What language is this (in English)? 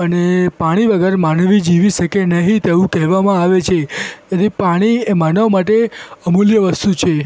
Gujarati